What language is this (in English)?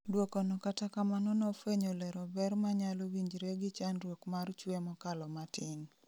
Luo (Kenya and Tanzania)